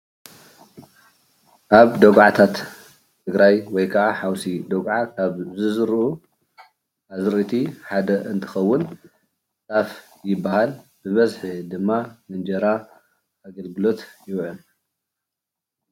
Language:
Tigrinya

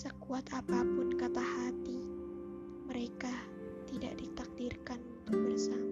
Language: Indonesian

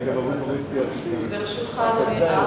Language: Hebrew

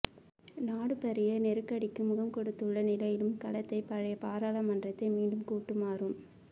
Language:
Tamil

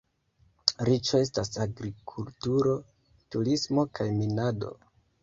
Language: Esperanto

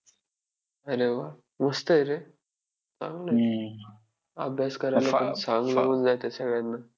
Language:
Marathi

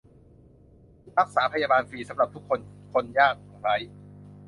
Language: Thai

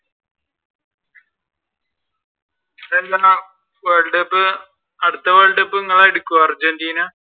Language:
Malayalam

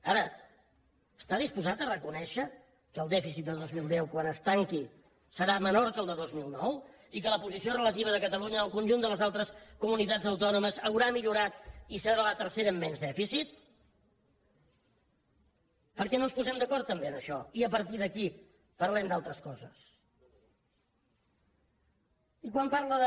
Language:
Catalan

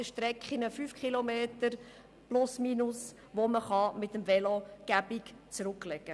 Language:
Swiss German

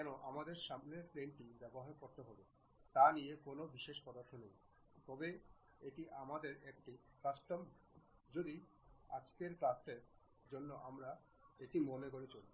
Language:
Bangla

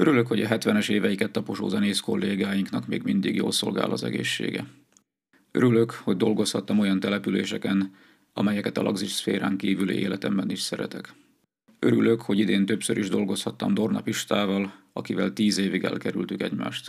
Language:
Hungarian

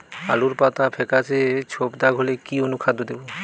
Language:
Bangla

